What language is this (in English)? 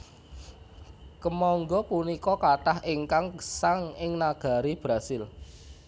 Javanese